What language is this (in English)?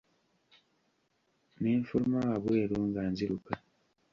Ganda